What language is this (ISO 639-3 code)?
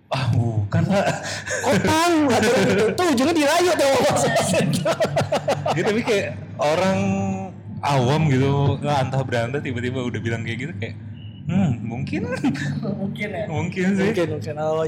ind